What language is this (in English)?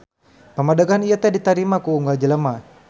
Sundanese